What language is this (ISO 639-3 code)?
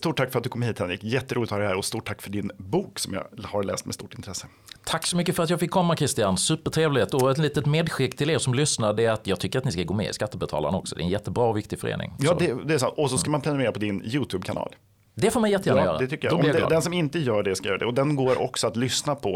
swe